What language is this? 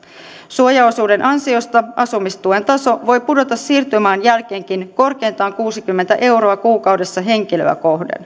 Finnish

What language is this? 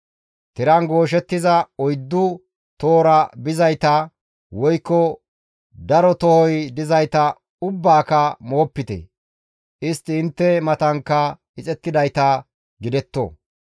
Gamo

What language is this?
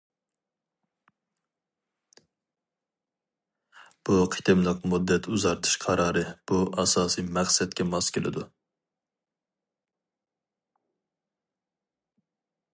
Uyghur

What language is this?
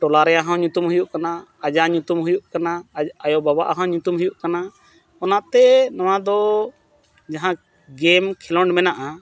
Santali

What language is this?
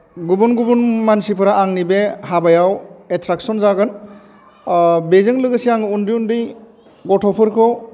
Bodo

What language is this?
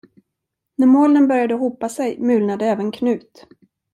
Swedish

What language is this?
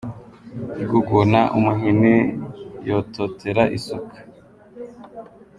Kinyarwanda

